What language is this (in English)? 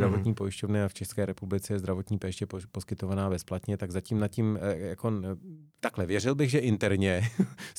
Czech